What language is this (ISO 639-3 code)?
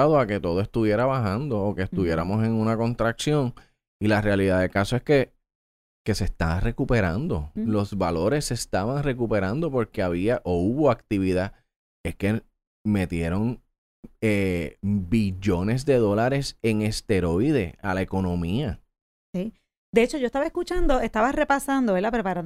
spa